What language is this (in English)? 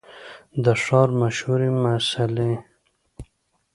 Pashto